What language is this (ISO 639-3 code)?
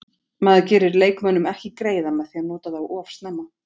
isl